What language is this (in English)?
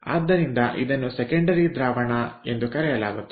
Kannada